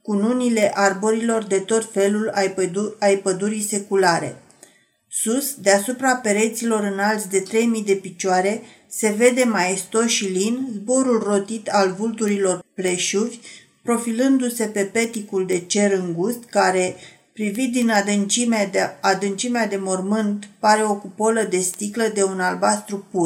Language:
Romanian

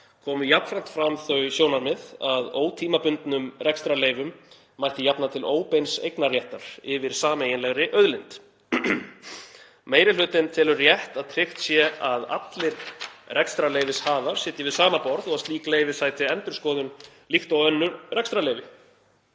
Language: Icelandic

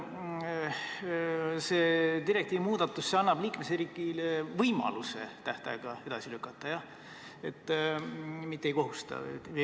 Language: Estonian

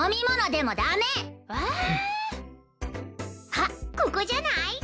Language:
Japanese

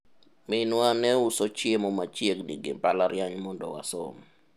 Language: Luo (Kenya and Tanzania)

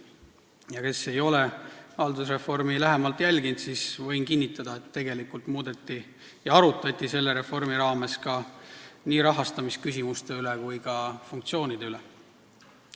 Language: Estonian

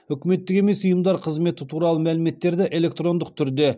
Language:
Kazakh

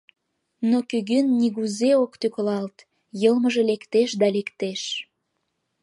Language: Mari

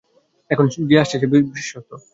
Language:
Bangla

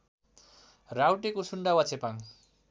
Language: Nepali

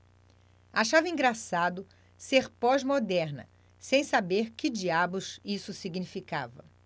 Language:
Portuguese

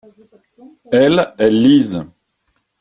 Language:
French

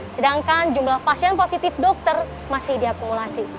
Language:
Indonesian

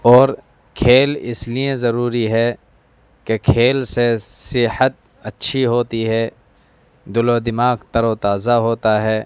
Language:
Urdu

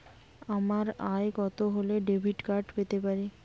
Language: Bangla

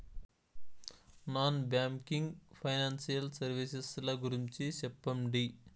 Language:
Telugu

